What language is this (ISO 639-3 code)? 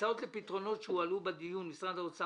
heb